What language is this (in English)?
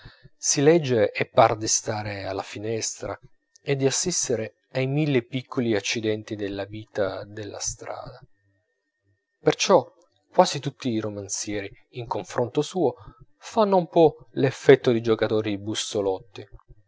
Italian